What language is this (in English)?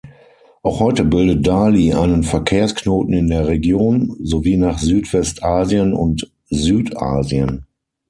German